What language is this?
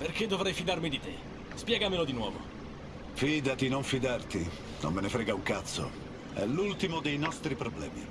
Italian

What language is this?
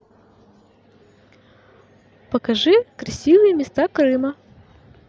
Russian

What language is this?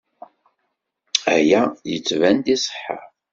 Kabyle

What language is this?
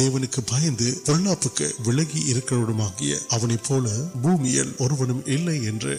Urdu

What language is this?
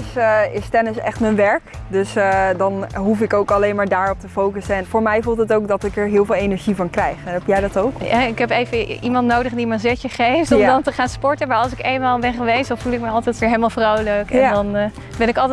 Dutch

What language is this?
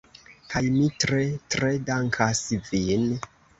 Esperanto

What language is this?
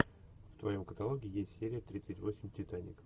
Russian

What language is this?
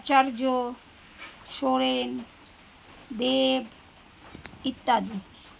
Bangla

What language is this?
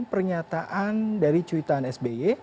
Indonesian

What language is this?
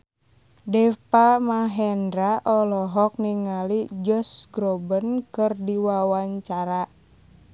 Sundanese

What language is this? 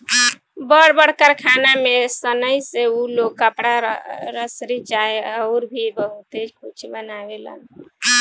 Bhojpuri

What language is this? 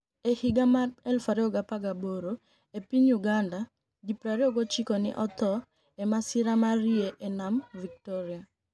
Luo (Kenya and Tanzania)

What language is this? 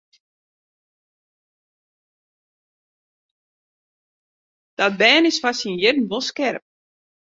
Western Frisian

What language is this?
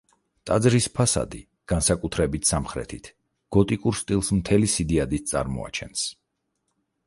Georgian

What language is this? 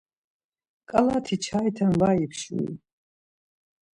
Laz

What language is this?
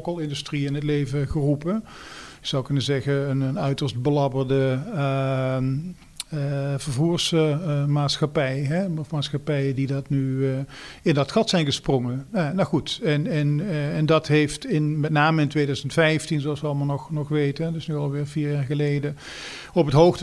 Dutch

